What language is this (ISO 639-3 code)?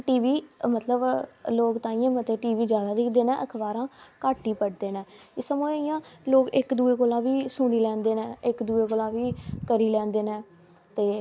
doi